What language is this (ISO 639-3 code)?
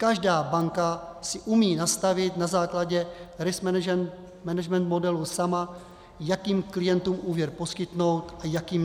ces